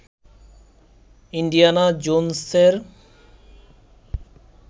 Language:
Bangla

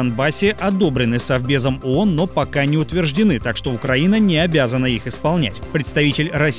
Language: Russian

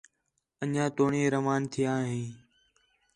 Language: Khetrani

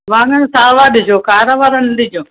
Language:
Sindhi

